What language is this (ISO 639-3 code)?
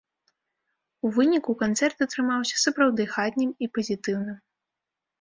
bel